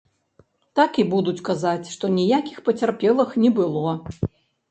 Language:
Belarusian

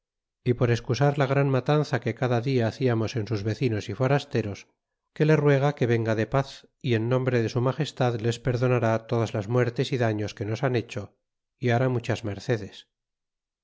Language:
Spanish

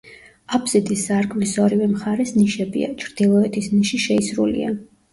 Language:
Georgian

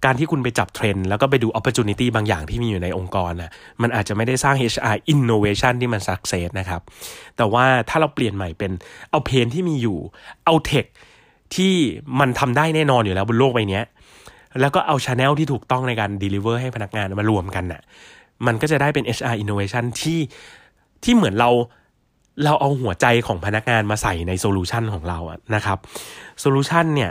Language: Thai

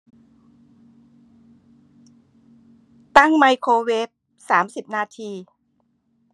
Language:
Thai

